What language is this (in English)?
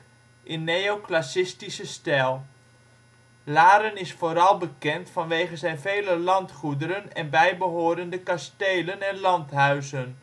Dutch